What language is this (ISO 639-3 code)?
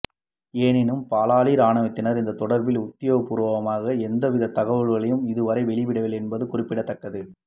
tam